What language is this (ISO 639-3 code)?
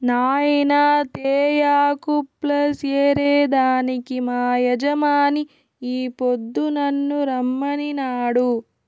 tel